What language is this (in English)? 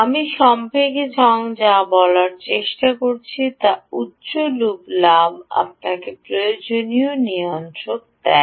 Bangla